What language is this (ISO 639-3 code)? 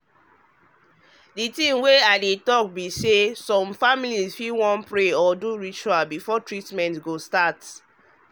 pcm